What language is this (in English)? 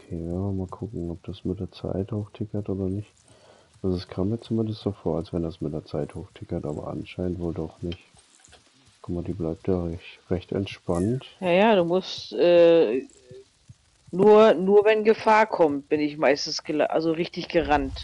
German